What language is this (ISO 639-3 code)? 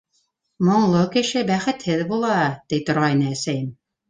bak